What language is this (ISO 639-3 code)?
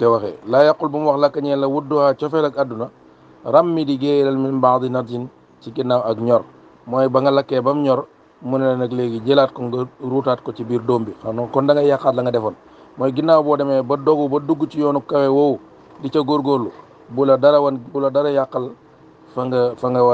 ara